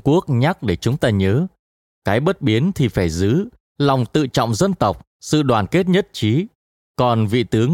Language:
Vietnamese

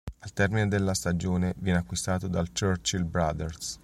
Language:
Italian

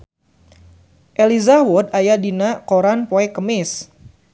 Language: Sundanese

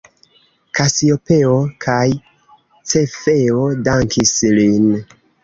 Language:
Esperanto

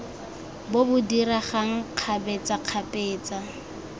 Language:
Tswana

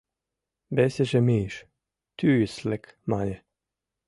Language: Mari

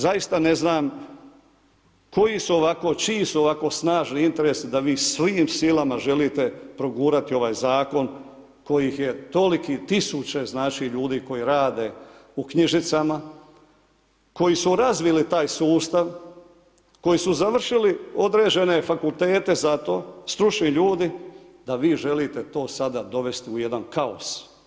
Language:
Croatian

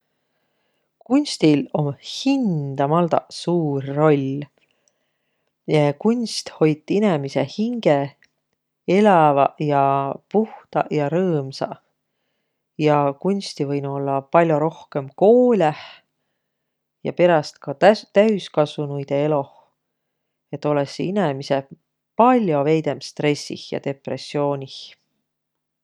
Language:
Võro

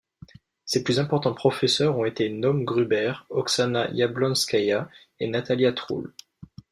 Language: French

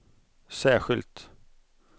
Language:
Swedish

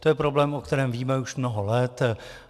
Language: Czech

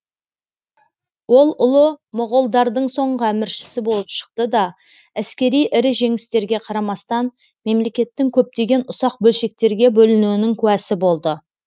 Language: Kazakh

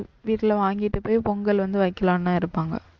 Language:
Tamil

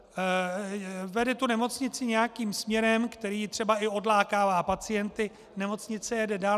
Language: Czech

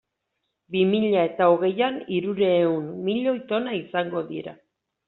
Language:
Basque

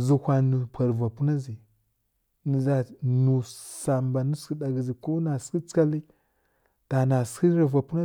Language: Kirya-Konzəl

